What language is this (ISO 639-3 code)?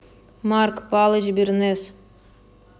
rus